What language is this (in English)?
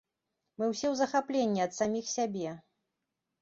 Belarusian